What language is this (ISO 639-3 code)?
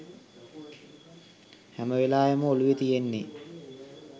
sin